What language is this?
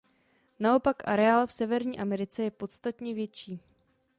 Czech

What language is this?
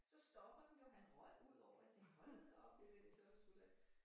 Danish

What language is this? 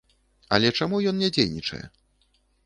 Belarusian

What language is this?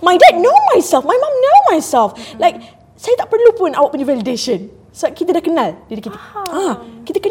Malay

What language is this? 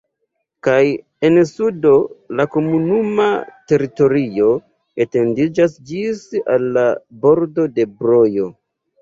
Esperanto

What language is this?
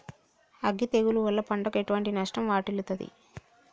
Telugu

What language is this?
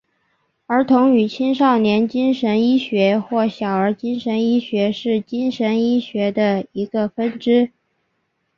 Chinese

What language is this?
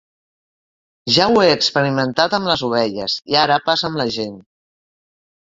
Catalan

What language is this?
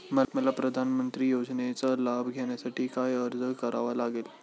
Marathi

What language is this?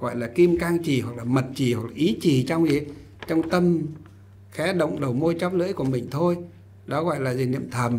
Vietnamese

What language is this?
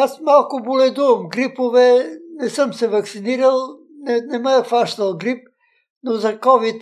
Bulgarian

